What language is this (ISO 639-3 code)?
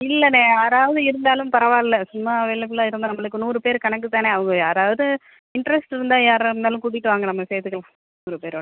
tam